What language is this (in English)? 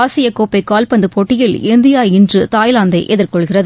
Tamil